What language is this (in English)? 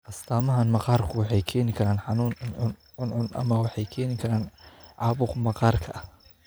Somali